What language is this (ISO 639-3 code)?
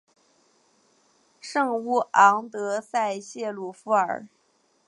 zho